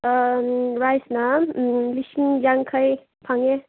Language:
Manipuri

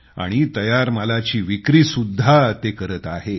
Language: Marathi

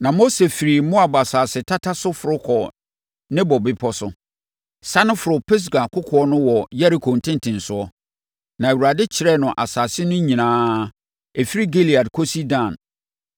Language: Akan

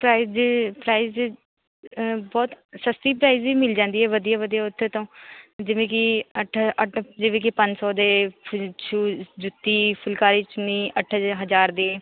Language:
Punjabi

